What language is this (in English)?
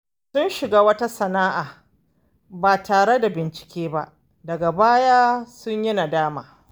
Hausa